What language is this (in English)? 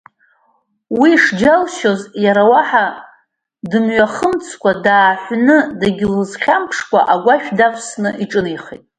Abkhazian